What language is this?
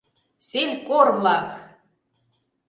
Mari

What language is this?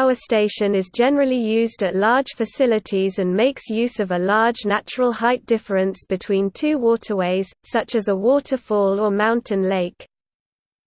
English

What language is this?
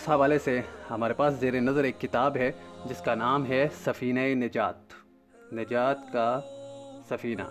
Urdu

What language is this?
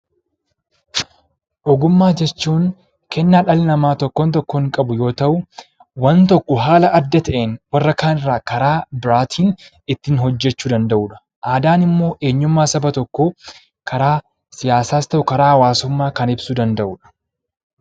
Oromo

